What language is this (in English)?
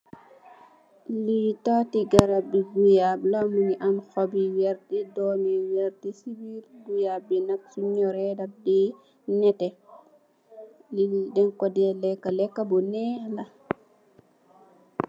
Wolof